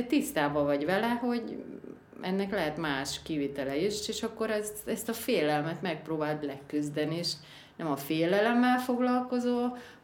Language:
Hungarian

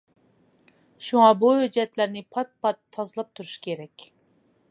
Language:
Uyghur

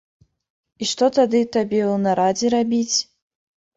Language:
Belarusian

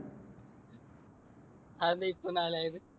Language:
Malayalam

